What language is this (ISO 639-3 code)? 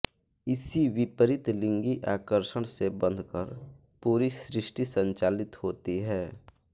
hin